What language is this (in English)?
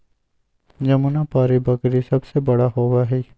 Magahi